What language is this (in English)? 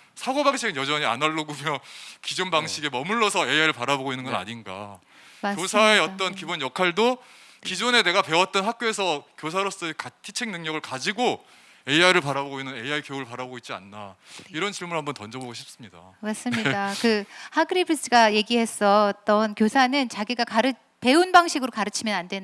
Korean